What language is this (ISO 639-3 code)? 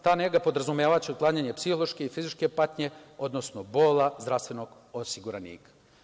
srp